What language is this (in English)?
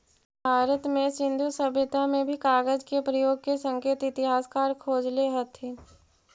Magahi